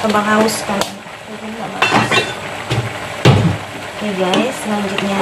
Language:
Indonesian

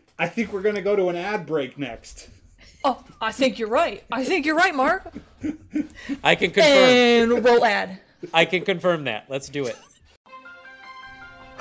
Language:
English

